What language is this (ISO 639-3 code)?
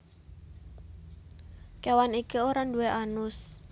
jav